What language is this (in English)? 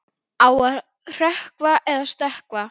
Icelandic